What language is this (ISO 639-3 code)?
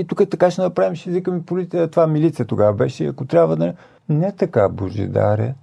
bul